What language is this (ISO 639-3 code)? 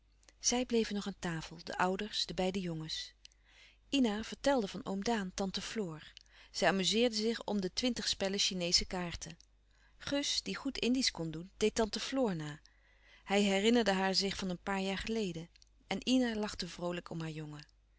nld